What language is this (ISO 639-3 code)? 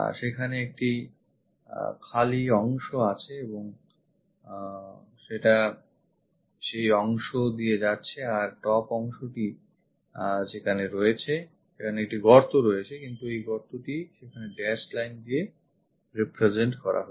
ben